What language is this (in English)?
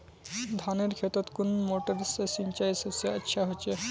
Magahi